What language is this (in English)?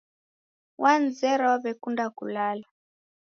Taita